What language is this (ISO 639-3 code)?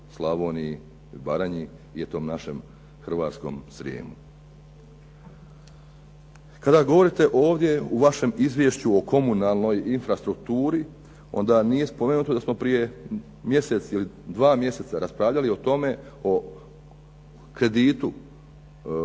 hrv